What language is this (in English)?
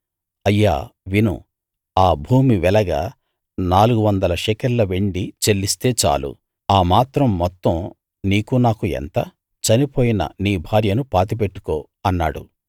Telugu